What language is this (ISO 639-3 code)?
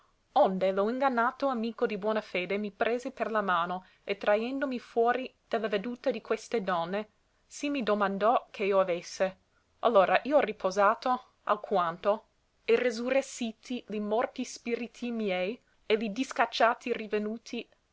ita